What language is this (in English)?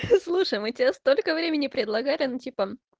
Russian